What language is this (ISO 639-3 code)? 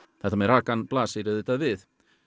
isl